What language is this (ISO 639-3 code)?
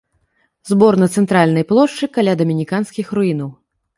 bel